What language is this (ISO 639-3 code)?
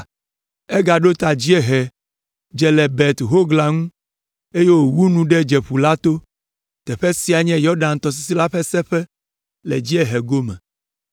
ewe